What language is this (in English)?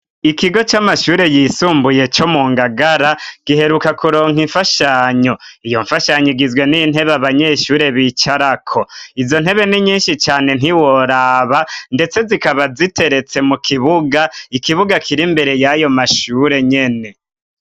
Rundi